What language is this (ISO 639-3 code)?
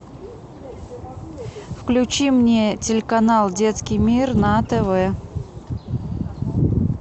rus